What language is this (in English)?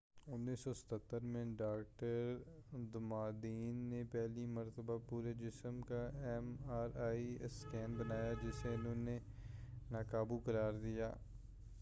Urdu